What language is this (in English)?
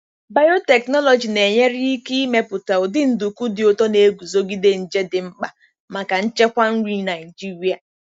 Igbo